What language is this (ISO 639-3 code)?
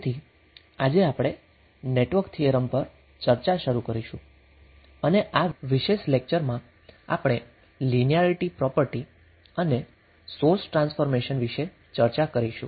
guj